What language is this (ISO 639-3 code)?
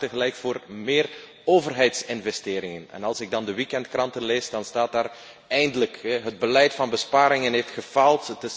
nld